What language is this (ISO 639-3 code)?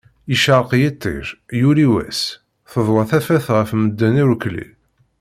kab